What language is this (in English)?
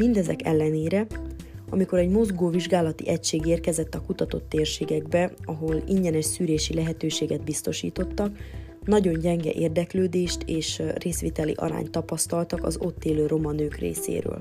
Hungarian